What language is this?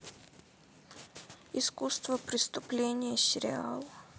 Russian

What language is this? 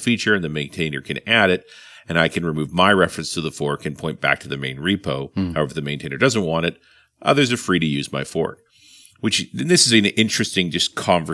English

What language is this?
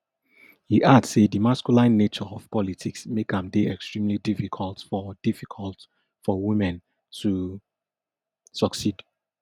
Nigerian Pidgin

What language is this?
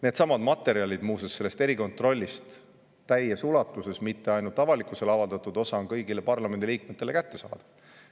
Estonian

